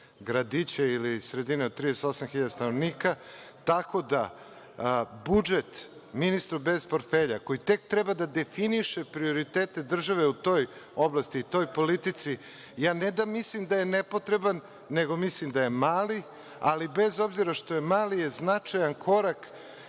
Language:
Serbian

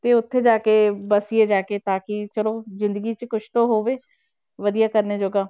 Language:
Punjabi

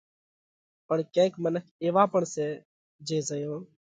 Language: Parkari Koli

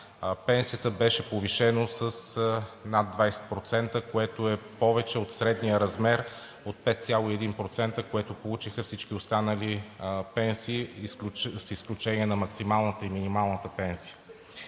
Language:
Bulgarian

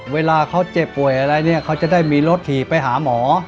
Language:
Thai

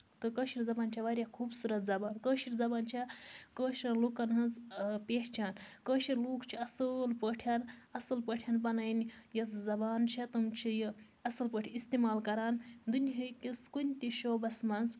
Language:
Kashmiri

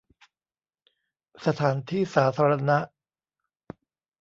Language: Thai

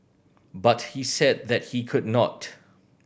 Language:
English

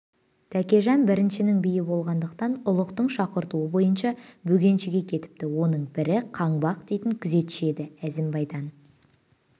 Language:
Kazakh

